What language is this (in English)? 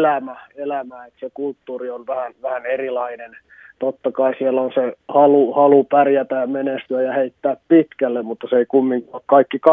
Finnish